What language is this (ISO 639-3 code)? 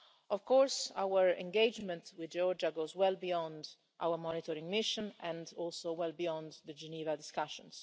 eng